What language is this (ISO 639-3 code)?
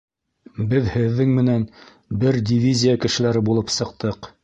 bak